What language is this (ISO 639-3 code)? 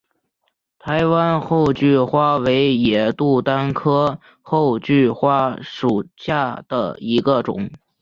zho